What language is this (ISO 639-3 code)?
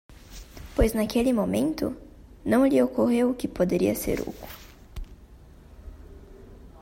por